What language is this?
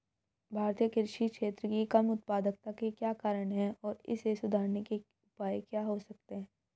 Hindi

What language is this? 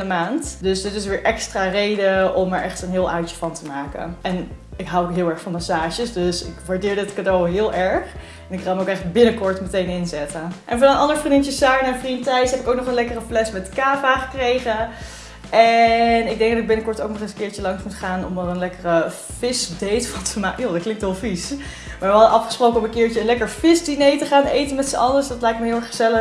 Dutch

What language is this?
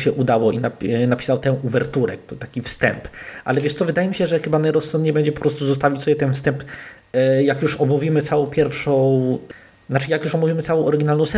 Polish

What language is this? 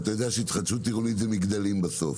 Hebrew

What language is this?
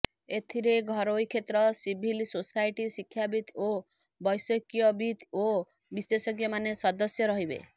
Odia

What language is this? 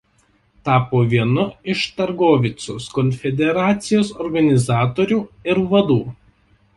Lithuanian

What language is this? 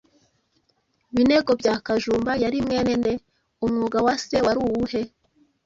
Kinyarwanda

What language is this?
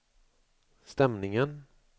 Swedish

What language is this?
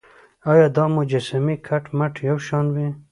Pashto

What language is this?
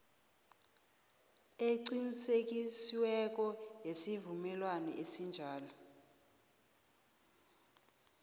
South Ndebele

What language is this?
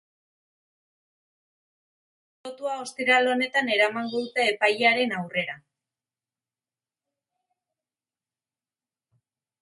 Basque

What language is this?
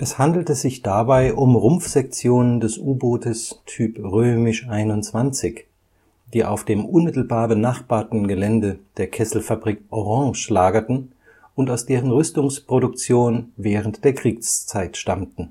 German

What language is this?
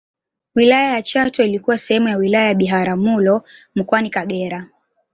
Swahili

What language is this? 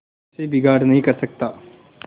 Hindi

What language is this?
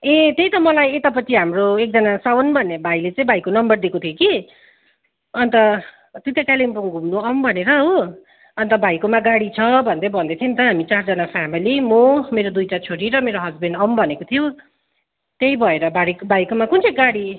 Nepali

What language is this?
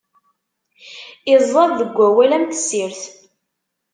Kabyle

